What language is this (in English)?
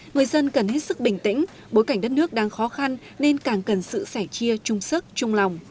Vietnamese